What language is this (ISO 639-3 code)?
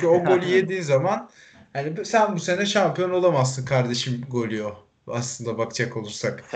tur